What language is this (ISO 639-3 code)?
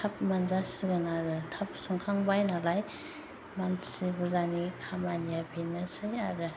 brx